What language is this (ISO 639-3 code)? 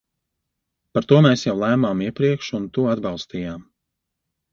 lav